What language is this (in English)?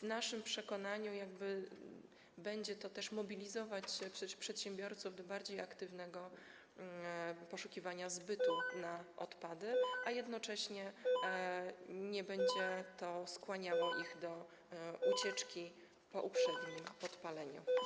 Polish